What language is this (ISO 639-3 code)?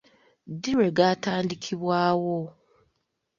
lug